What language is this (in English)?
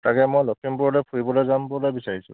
Assamese